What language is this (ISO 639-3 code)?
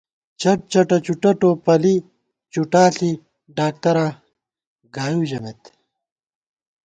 gwt